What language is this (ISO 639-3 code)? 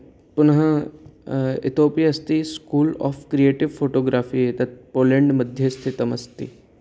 san